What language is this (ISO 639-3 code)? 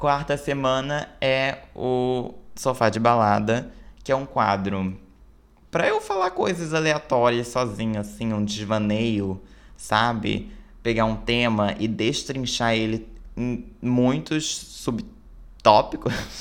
por